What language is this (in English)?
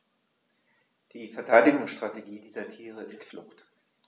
German